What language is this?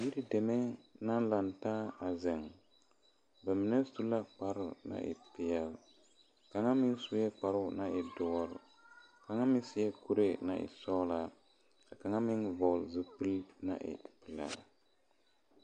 Southern Dagaare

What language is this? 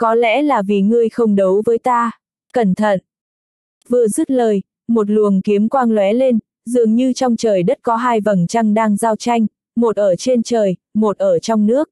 Vietnamese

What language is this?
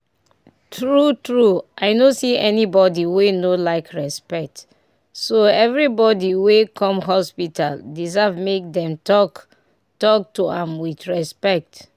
Nigerian Pidgin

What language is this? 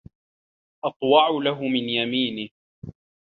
Arabic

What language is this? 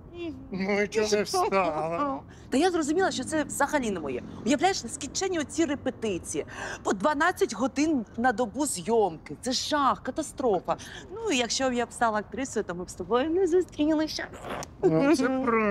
Ukrainian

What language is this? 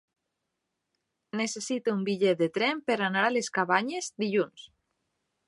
Catalan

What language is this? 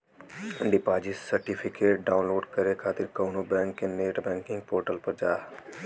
Bhojpuri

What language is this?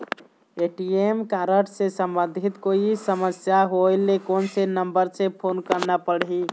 Chhattisgarhi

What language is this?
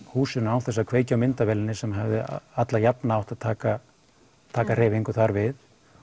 Icelandic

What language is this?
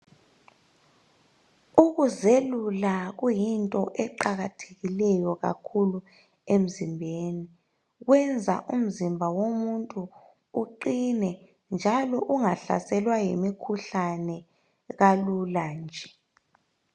North Ndebele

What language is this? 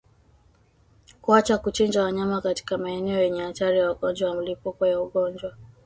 Swahili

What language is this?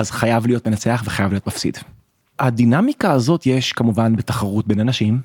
Hebrew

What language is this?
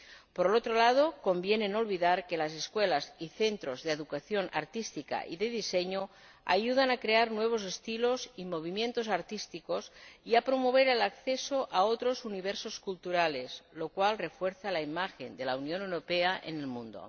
Spanish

